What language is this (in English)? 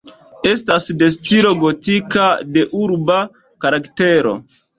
Esperanto